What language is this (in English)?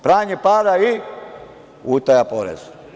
Serbian